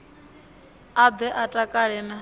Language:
Venda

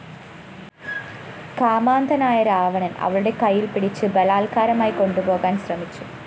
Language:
Malayalam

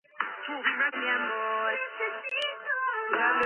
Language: Georgian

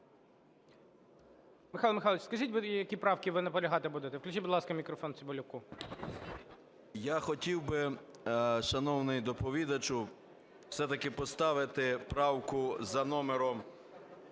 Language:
Ukrainian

